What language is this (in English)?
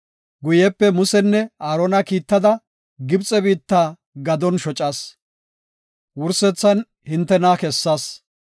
Gofa